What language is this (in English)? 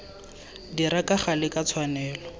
Tswana